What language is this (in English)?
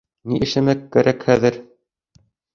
Bashkir